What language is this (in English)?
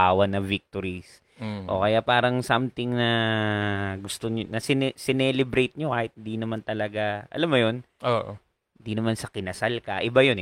Filipino